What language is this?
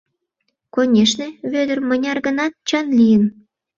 Mari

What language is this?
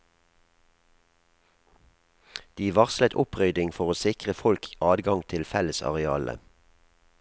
Norwegian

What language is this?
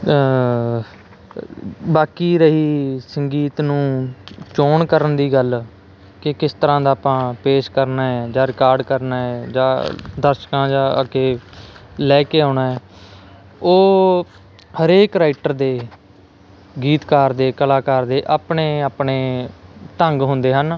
Punjabi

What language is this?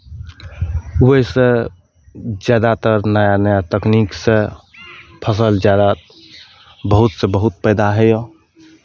Maithili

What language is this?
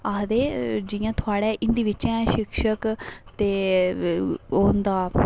Dogri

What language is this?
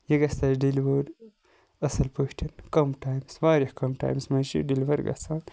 Kashmiri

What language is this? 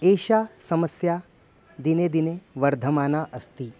Sanskrit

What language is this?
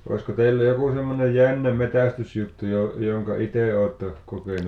Finnish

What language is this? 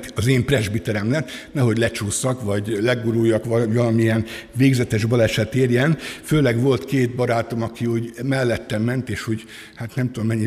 Hungarian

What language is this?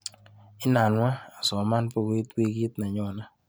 Kalenjin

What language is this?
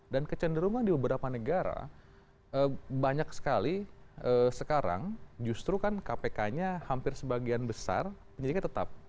Indonesian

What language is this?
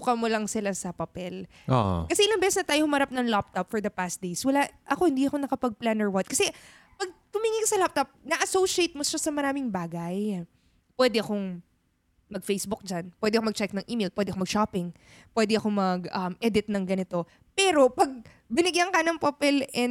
Filipino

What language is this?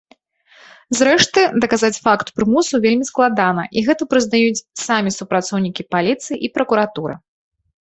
Belarusian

